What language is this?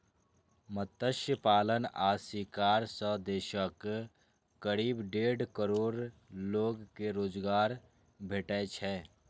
Maithili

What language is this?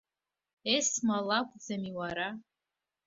Abkhazian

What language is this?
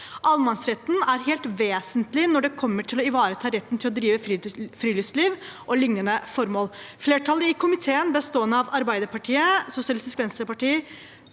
Norwegian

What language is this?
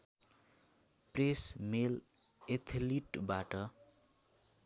Nepali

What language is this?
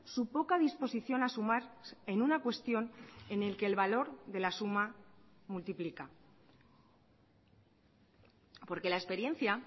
Spanish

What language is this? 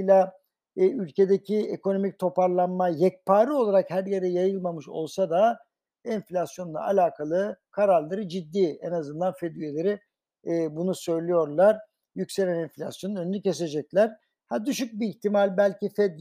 Turkish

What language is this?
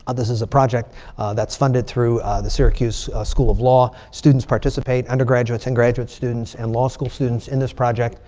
English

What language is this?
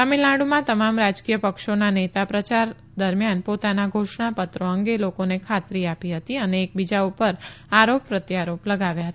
Gujarati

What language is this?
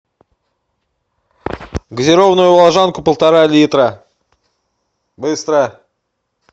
Russian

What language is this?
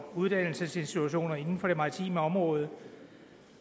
Danish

